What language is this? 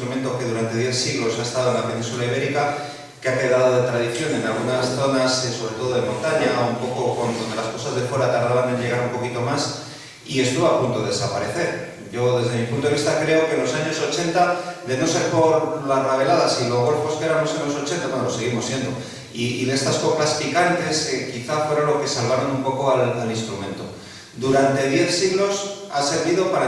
Spanish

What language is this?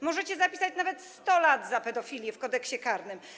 Polish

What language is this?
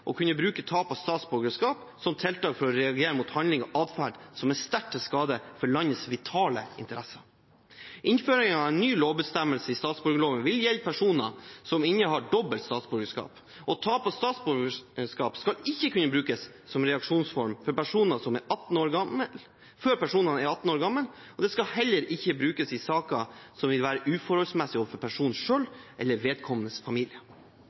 Norwegian Bokmål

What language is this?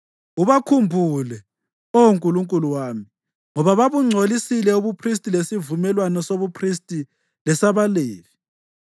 North Ndebele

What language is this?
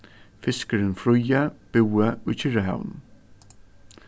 Faroese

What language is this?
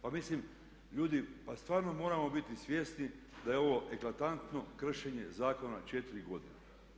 Croatian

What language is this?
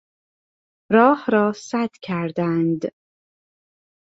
Persian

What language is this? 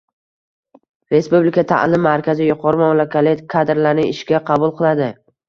Uzbek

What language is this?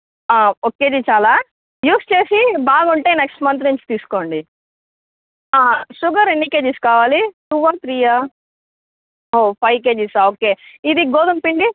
Telugu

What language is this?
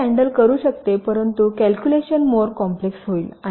Marathi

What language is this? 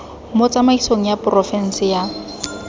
Tswana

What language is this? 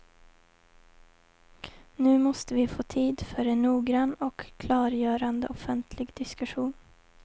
Swedish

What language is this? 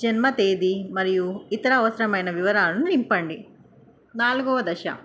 Telugu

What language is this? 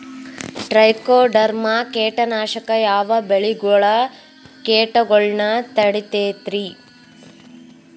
Kannada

